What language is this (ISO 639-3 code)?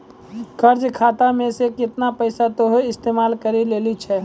mai